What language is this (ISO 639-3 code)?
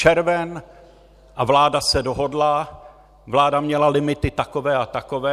ces